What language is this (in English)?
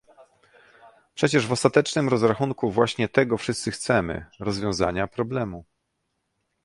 Polish